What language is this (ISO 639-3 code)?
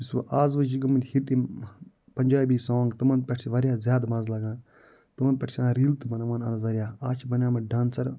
kas